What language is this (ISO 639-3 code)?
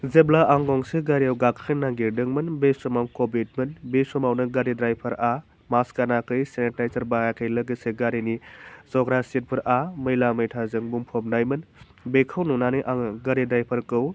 brx